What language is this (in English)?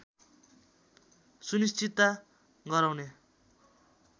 Nepali